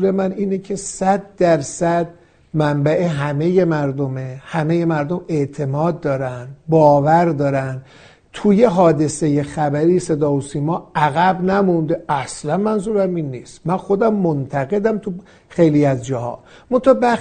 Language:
Persian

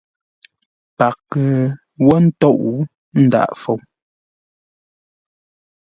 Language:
Ngombale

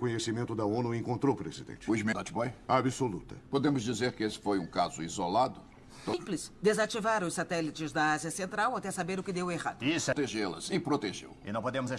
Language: Portuguese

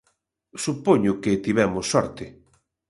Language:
Galician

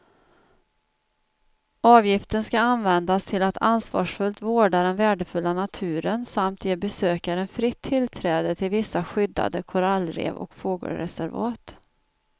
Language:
Swedish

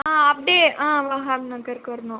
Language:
Tamil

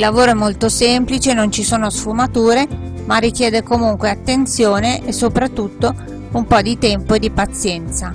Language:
Italian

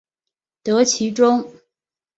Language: Chinese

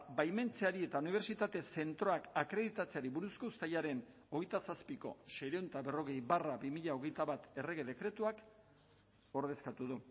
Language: Basque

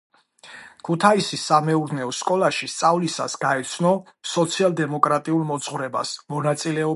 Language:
Georgian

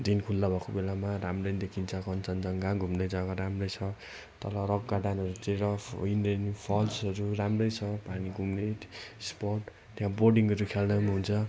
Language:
Nepali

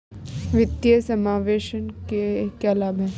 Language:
Hindi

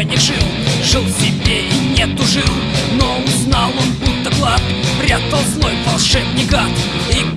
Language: Russian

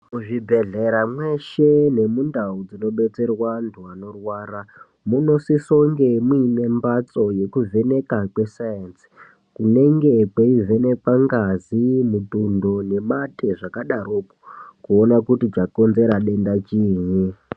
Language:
Ndau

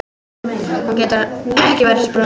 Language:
Icelandic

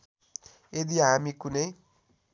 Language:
Nepali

